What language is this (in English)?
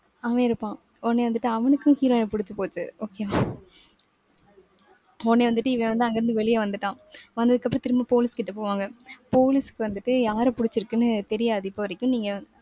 Tamil